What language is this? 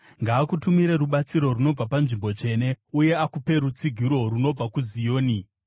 Shona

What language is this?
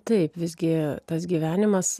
Lithuanian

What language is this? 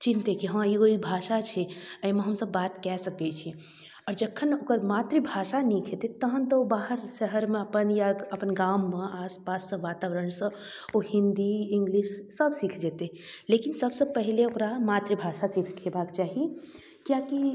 Maithili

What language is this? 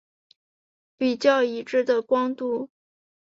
Chinese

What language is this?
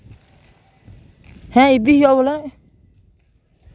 Santali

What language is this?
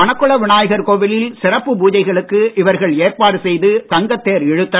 Tamil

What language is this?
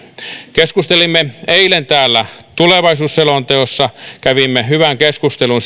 Finnish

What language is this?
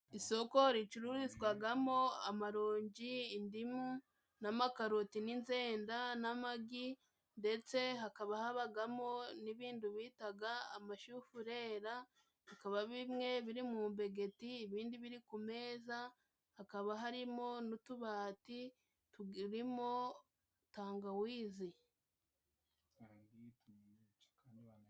Kinyarwanda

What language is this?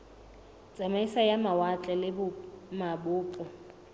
Southern Sotho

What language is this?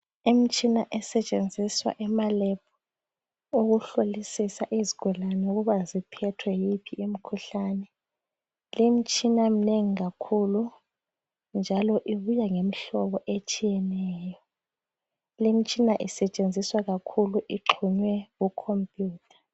North Ndebele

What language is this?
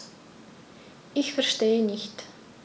German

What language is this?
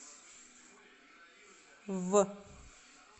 Russian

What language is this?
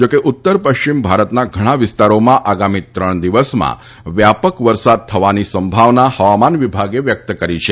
Gujarati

